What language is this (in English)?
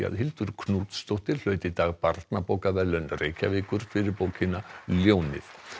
Icelandic